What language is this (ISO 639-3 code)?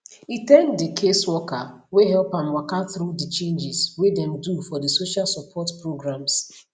pcm